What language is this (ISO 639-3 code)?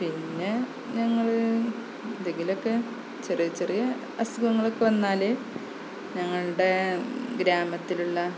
mal